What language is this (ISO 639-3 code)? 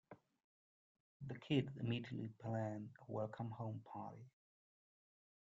eng